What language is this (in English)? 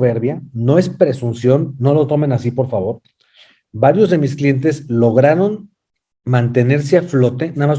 Spanish